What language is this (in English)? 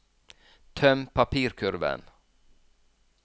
Norwegian